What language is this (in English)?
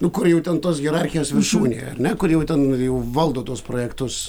Lithuanian